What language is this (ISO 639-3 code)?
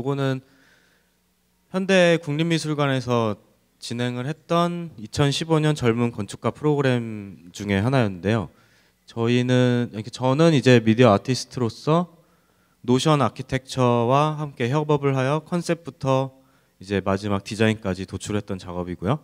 kor